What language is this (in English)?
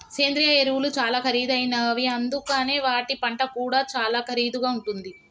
Telugu